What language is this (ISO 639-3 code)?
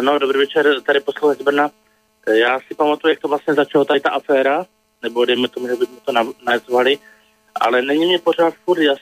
slk